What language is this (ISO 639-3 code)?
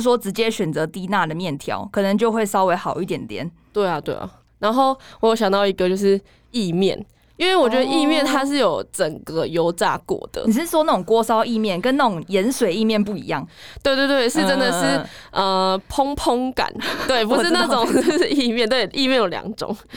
zho